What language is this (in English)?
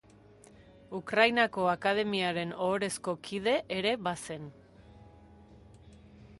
Basque